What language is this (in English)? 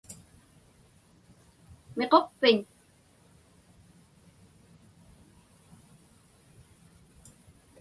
Inupiaq